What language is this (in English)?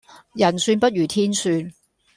Cantonese